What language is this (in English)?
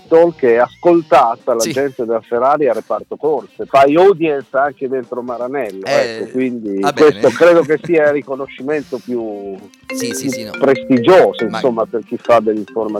Italian